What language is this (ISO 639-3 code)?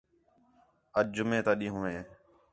xhe